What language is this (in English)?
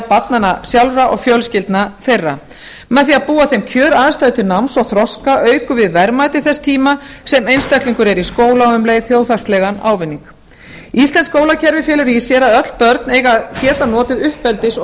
Icelandic